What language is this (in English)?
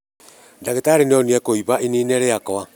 Kikuyu